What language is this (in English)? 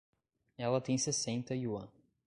Portuguese